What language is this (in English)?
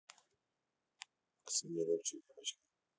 Russian